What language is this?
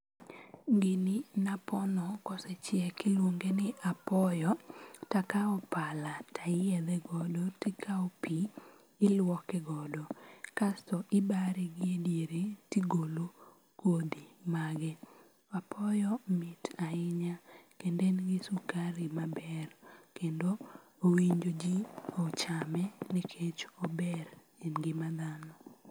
Luo (Kenya and Tanzania)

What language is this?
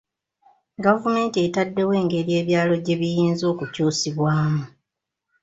Ganda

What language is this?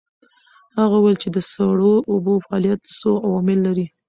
Pashto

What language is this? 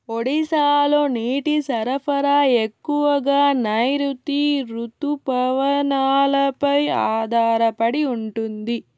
Telugu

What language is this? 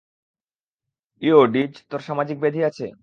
Bangla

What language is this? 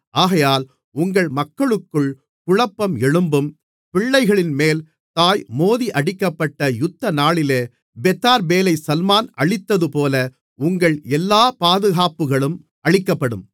Tamil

